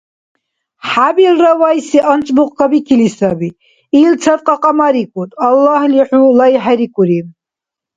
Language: Dargwa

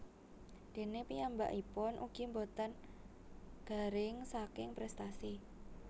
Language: Javanese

